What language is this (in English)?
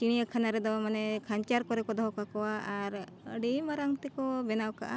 Santali